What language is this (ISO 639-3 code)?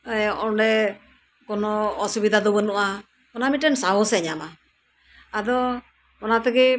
sat